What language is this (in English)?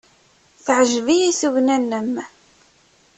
Kabyle